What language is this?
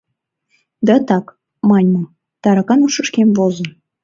Mari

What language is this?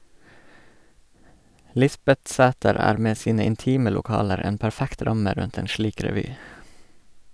Norwegian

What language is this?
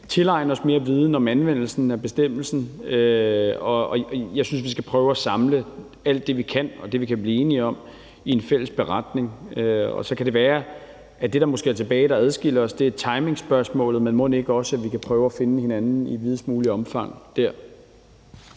Danish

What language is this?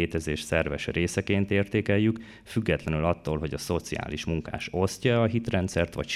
Hungarian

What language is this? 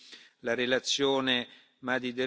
Romanian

